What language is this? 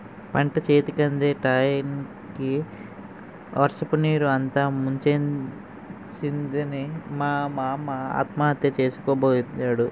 Telugu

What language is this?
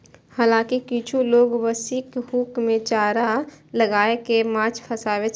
Maithili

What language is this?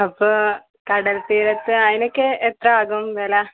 Malayalam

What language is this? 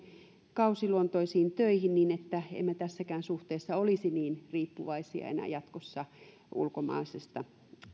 Finnish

